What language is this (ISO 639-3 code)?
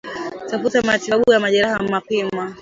swa